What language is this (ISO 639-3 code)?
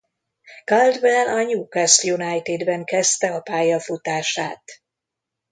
hun